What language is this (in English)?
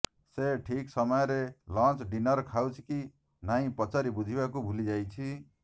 Odia